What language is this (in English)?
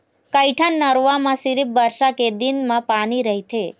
Chhattisgarhi